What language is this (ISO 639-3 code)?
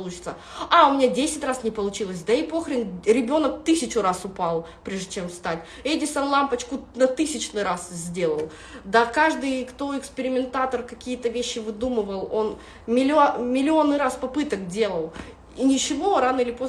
rus